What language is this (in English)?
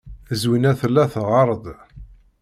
Kabyle